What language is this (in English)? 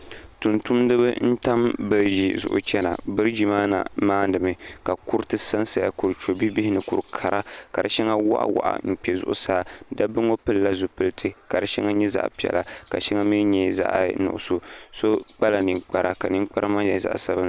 Dagbani